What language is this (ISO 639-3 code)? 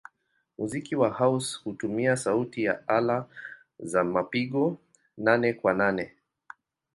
swa